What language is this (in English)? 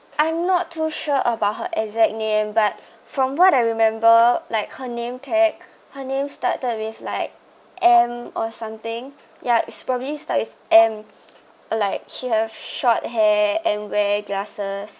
English